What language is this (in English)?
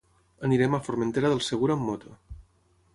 Catalan